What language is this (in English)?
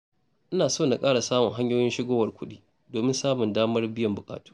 Hausa